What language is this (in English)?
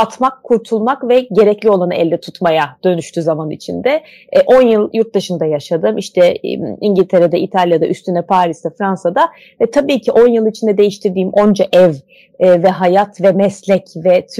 Turkish